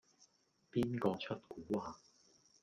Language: Cantonese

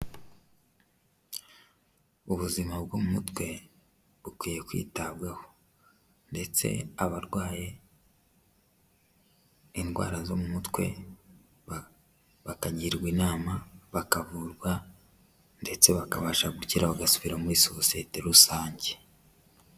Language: Kinyarwanda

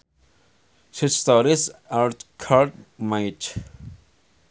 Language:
Sundanese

